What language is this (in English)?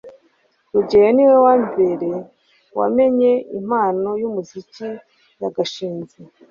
Kinyarwanda